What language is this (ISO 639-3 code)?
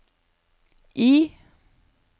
nor